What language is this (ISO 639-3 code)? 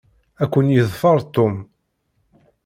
kab